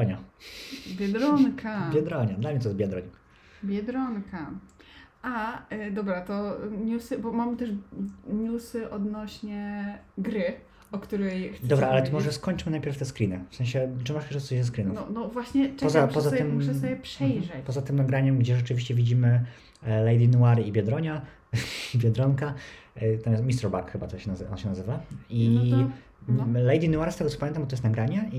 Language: Polish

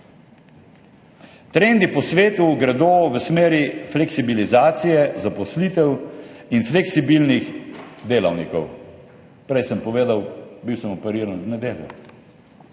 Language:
Slovenian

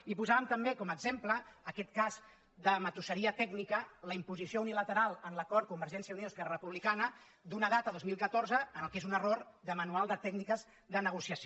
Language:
Catalan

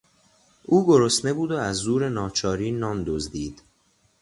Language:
Persian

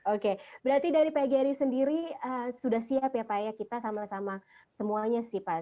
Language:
Indonesian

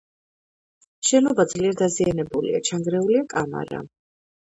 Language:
Georgian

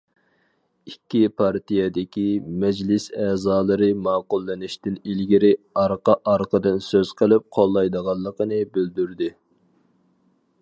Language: Uyghur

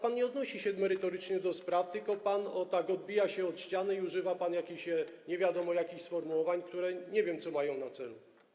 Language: Polish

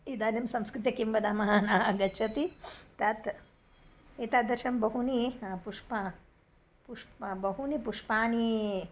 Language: Sanskrit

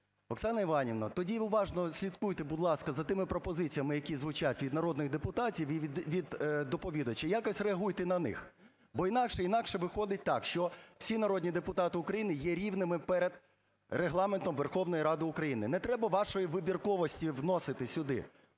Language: Ukrainian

